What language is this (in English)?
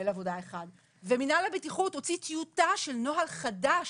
Hebrew